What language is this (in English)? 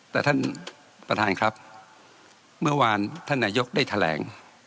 Thai